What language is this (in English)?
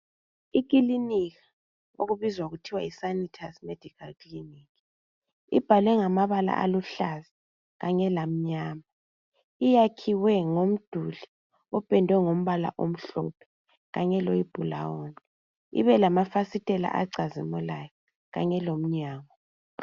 North Ndebele